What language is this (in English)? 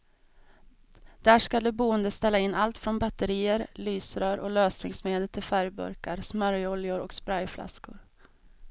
Swedish